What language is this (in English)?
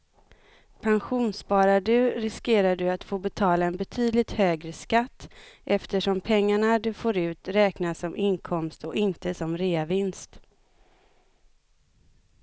Swedish